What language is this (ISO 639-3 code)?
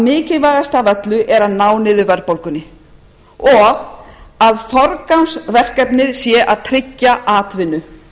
isl